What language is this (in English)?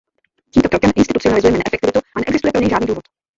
Czech